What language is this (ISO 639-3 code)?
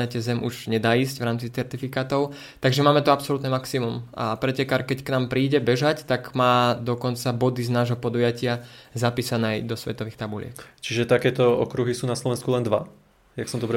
slk